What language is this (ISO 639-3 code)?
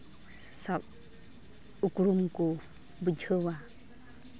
sat